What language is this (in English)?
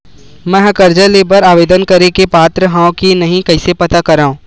Chhattisgarhi